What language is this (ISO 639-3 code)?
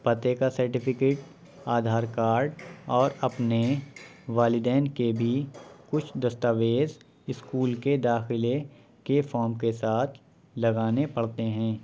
urd